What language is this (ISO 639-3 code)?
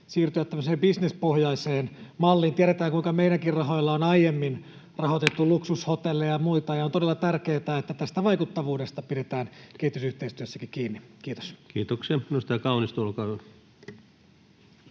fin